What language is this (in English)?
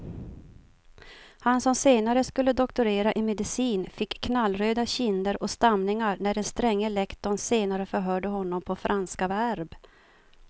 Swedish